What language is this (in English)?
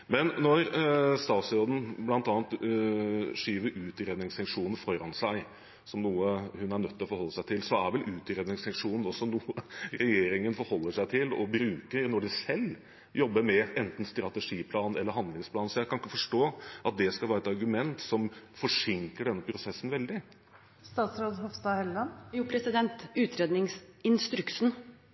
Norwegian Bokmål